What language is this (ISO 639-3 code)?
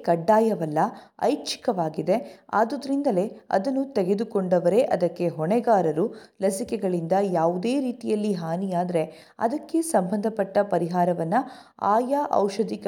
kan